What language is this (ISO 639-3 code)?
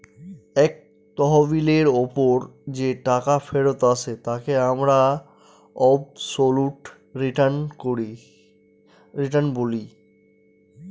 ben